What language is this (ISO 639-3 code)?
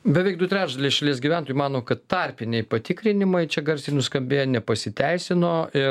lit